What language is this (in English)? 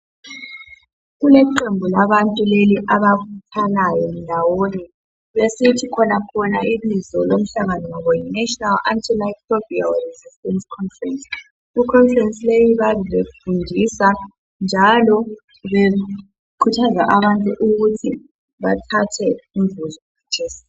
North Ndebele